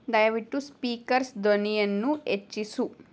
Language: Kannada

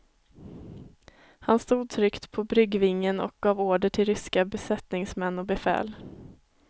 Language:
Swedish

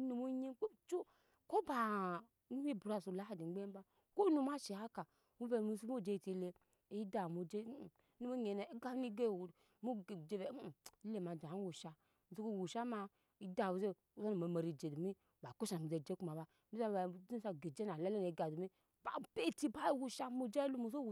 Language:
Nyankpa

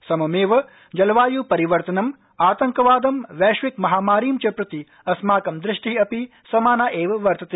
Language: Sanskrit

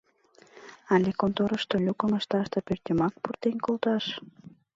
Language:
Mari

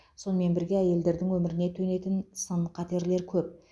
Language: Kazakh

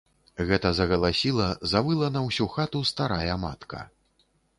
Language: Belarusian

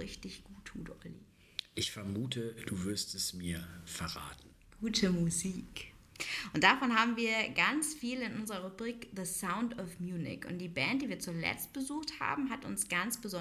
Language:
German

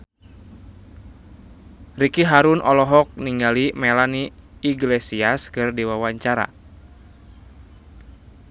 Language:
Sundanese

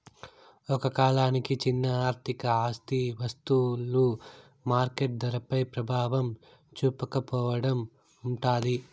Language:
Telugu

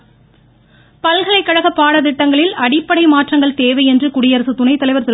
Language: Tamil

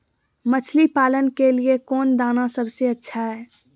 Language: Magahi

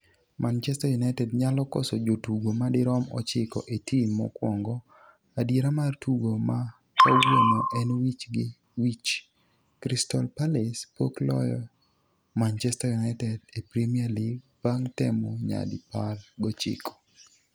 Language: Luo (Kenya and Tanzania)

